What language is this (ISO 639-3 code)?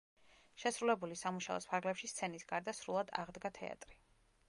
kat